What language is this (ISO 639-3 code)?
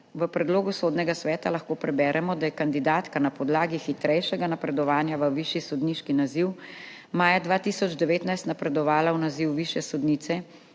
slv